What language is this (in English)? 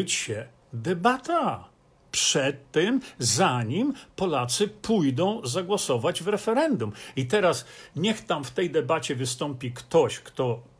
Polish